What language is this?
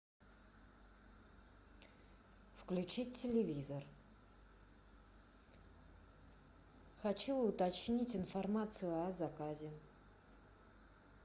Russian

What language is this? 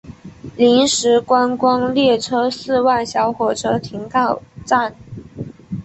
Chinese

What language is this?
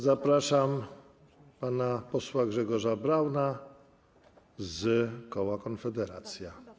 Polish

